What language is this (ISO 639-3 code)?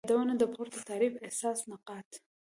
pus